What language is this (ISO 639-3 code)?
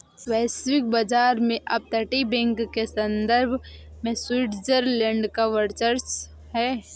hin